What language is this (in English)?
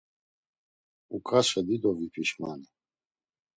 Laz